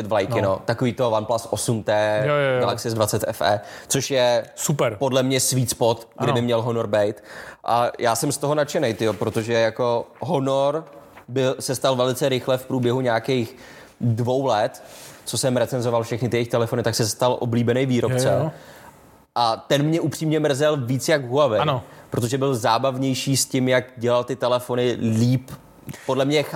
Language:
Czech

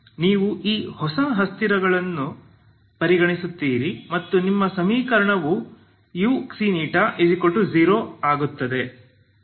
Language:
Kannada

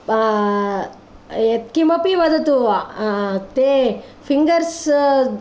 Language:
Sanskrit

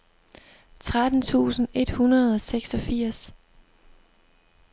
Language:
Danish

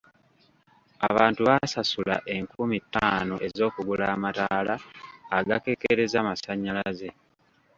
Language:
Ganda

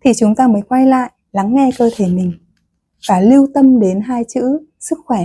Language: Vietnamese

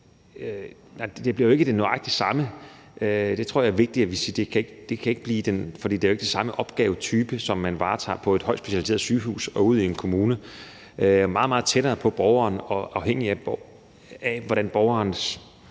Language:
Danish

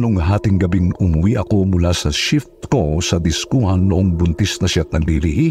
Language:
Filipino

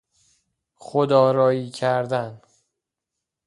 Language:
Persian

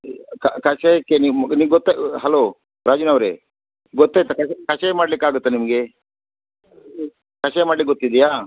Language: Kannada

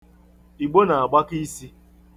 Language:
Igbo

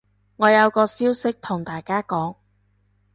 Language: Cantonese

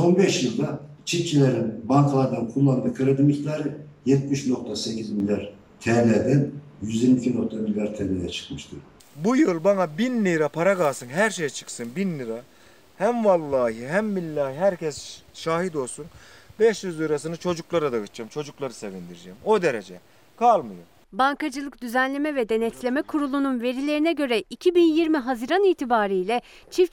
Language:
Turkish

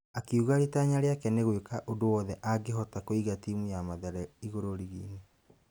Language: Kikuyu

